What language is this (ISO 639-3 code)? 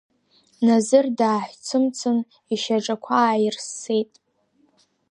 abk